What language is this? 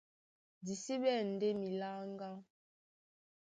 Duala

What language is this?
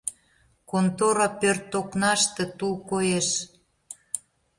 Mari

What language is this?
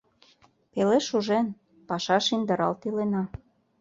Mari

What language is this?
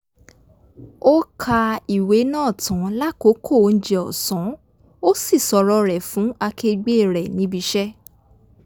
Yoruba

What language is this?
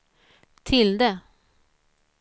Swedish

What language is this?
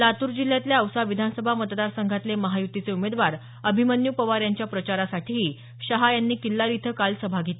Marathi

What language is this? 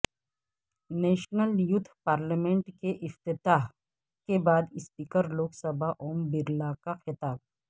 Urdu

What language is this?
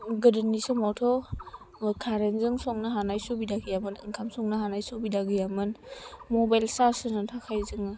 Bodo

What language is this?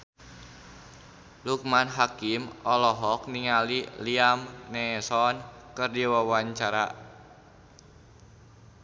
Sundanese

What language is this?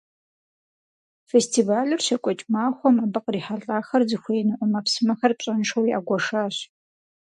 Kabardian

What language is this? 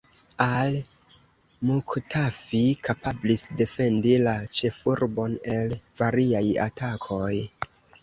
Esperanto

